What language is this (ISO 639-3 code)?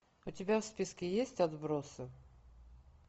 rus